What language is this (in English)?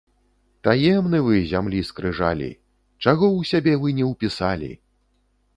Belarusian